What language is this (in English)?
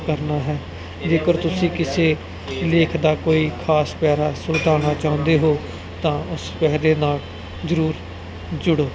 Punjabi